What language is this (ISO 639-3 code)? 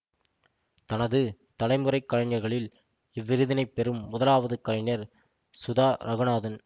tam